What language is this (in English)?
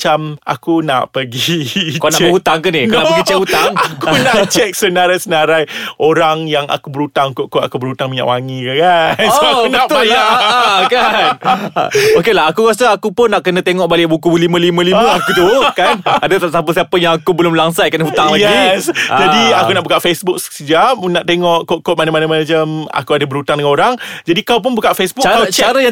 Malay